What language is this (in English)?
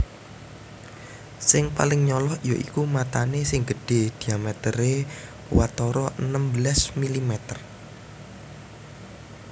Javanese